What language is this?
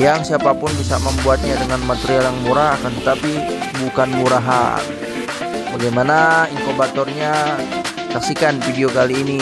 Indonesian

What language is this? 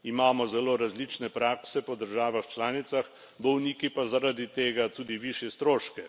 Slovenian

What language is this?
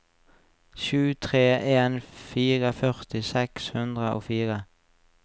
Norwegian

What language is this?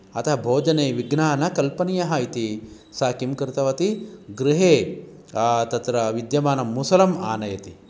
Sanskrit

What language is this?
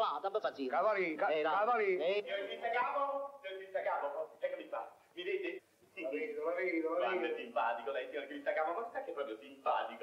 Italian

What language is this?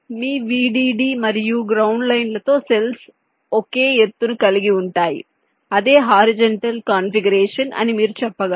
Telugu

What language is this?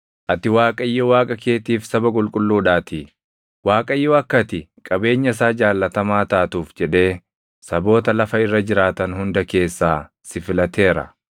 Oromo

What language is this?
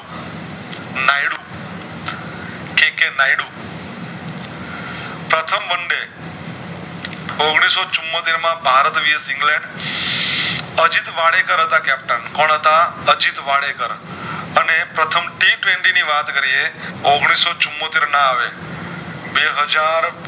Gujarati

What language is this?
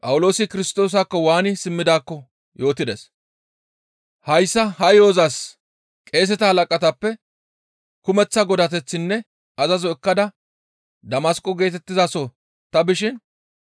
Gamo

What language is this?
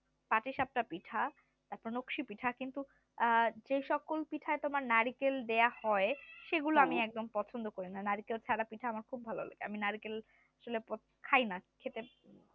Bangla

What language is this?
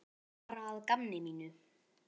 Icelandic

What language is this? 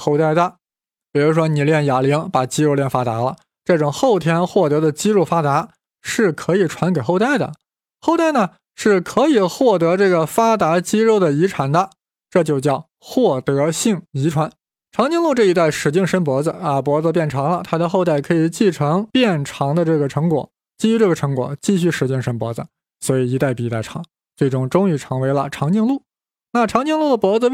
Chinese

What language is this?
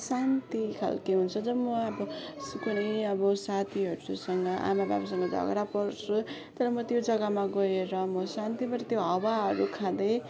Nepali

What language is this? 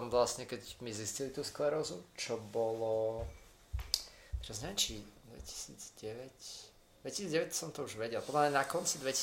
Slovak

